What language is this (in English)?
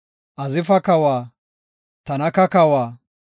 Gofa